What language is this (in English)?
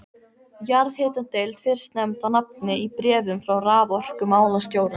Icelandic